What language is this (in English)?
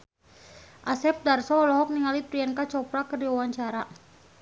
Sundanese